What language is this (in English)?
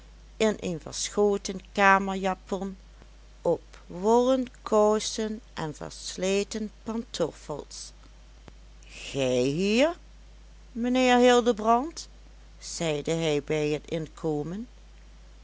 Dutch